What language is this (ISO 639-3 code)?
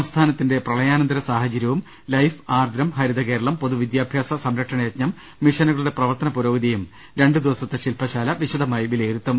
mal